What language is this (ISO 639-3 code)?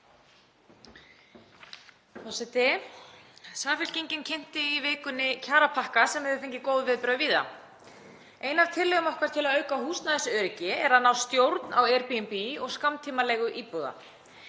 isl